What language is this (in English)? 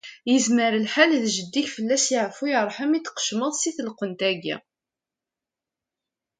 Kabyle